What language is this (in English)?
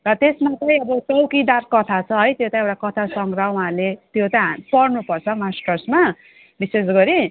Nepali